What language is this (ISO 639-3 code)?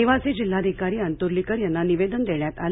mar